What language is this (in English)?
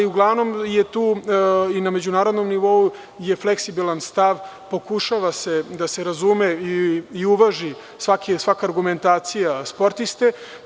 Serbian